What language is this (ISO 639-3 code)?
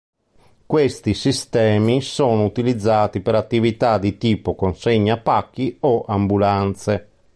ita